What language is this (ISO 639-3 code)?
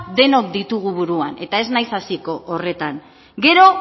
eus